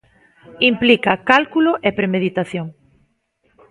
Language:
Galician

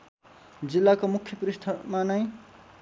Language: Nepali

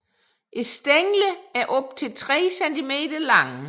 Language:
Danish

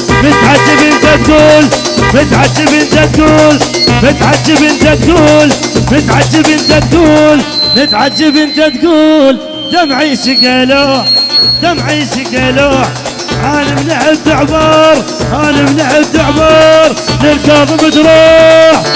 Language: Arabic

